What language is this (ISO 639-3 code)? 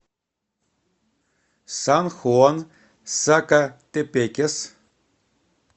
rus